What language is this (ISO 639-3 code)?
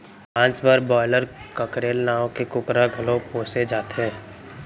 hne